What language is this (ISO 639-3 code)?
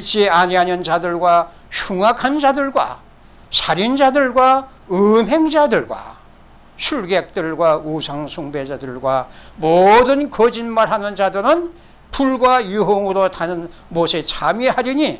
kor